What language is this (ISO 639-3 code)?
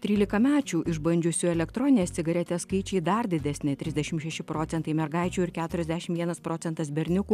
lit